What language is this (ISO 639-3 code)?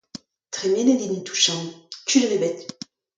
bre